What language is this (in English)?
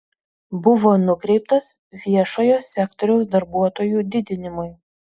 Lithuanian